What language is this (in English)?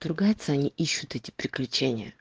Russian